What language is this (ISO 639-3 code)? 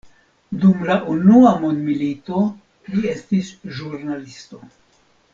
epo